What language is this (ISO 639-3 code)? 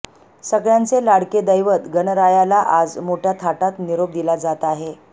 mar